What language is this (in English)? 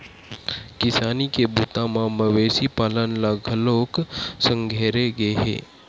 Chhattisgarhi